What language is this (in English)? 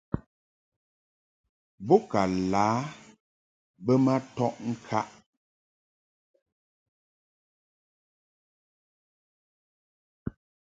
Mungaka